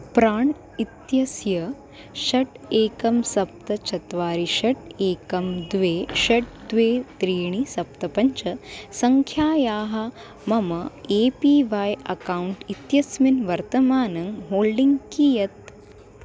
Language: Sanskrit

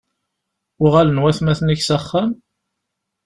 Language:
Kabyle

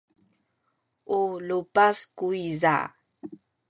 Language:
Sakizaya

